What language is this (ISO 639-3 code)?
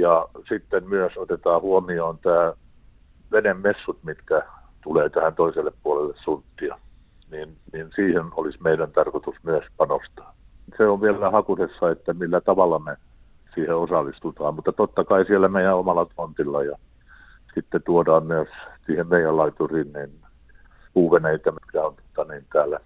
fin